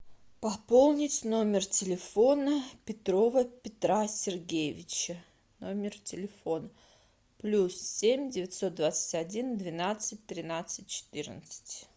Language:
Russian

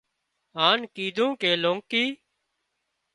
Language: Wadiyara Koli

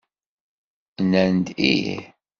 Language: Kabyle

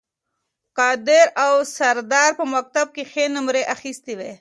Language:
Pashto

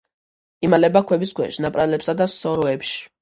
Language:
Georgian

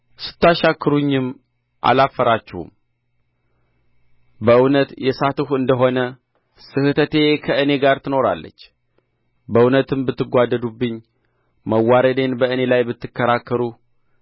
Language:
Amharic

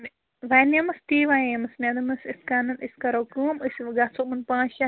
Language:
Kashmiri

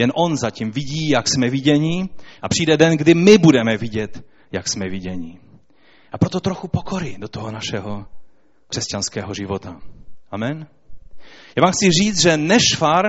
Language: Czech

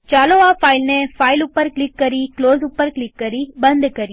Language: Gujarati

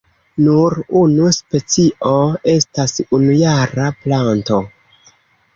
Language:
Esperanto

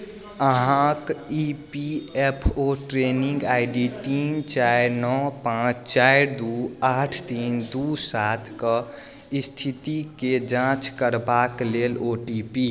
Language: Maithili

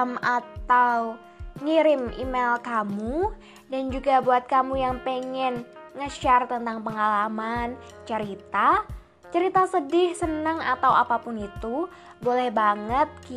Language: Indonesian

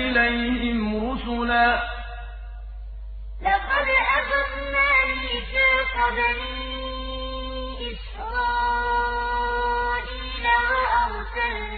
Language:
Arabic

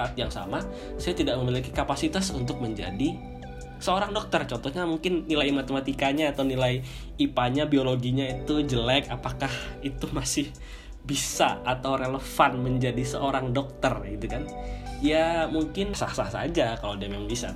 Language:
Indonesian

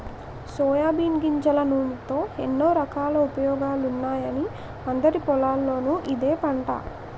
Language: Telugu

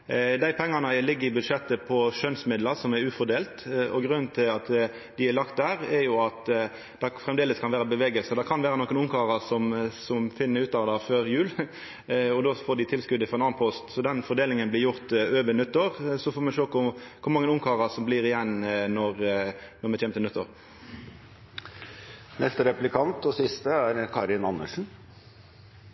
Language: Norwegian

